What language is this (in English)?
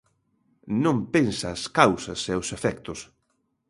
Galician